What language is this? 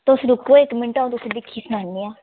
Dogri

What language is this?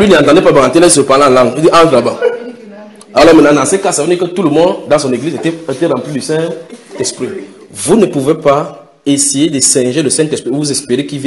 French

